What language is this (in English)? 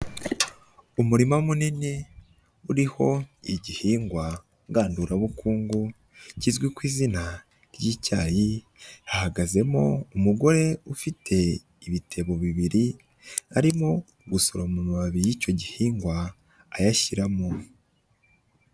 Kinyarwanda